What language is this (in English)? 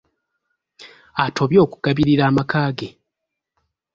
Ganda